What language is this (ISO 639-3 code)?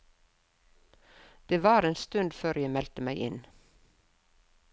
nor